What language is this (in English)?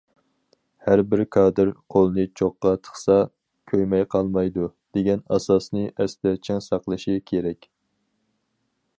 Uyghur